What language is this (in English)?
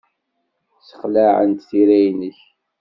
Kabyle